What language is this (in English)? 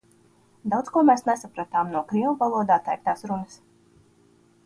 Latvian